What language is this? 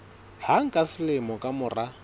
Southern Sotho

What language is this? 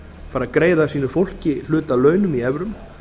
Icelandic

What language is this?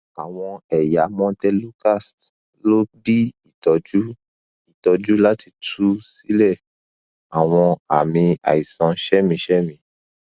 Yoruba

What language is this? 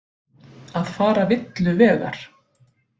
Icelandic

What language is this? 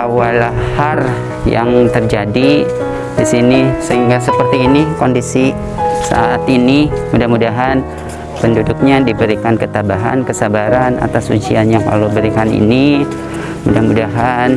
Indonesian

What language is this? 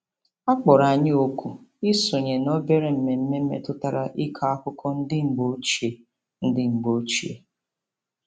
Igbo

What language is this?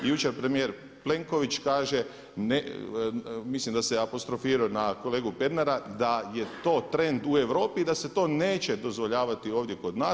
Croatian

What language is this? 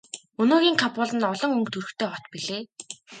Mongolian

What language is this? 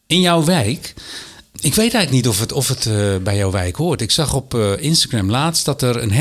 Dutch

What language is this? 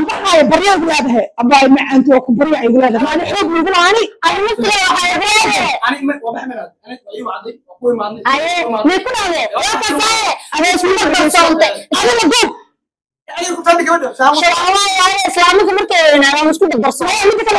Arabic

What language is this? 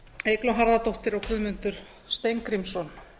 Icelandic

